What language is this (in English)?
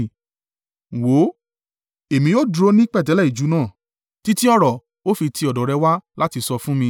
Yoruba